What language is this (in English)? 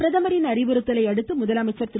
Tamil